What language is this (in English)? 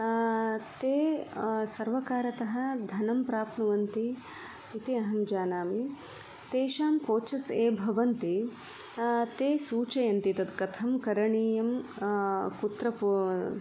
Sanskrit